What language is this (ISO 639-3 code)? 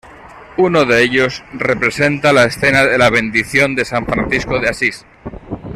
spa